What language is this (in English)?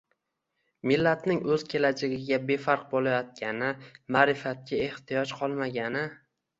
Uzbek